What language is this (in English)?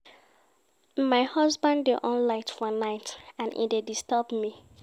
Nigerian Pidgin